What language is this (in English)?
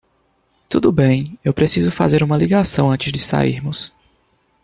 Portuguese